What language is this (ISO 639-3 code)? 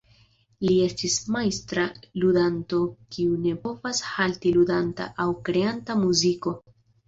epo